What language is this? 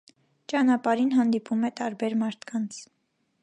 Armenian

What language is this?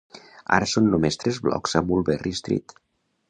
Catalan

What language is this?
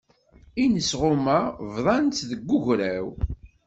Kabyle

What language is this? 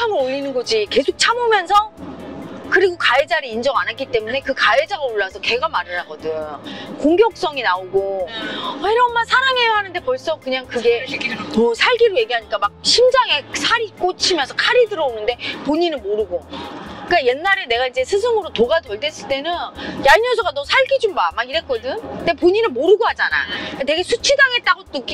Korean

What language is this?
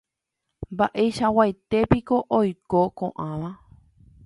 Guarani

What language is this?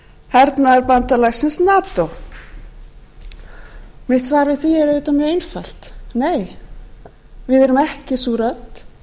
Icelandic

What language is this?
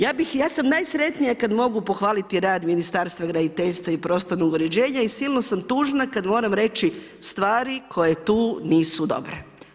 Croatian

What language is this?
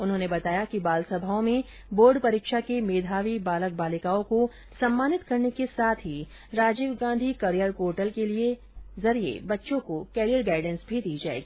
Hindi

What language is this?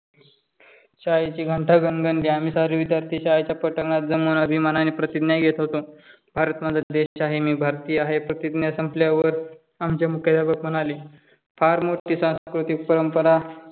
Marathi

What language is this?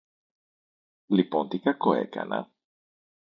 Greek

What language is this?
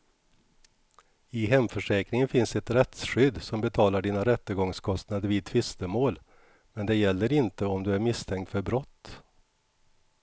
Swedish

